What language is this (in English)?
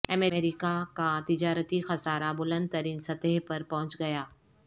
Urdu